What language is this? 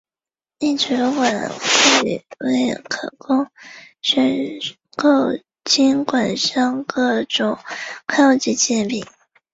Chinese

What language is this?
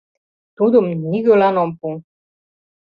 Mari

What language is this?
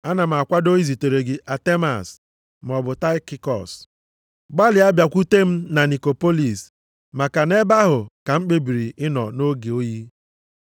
Igbo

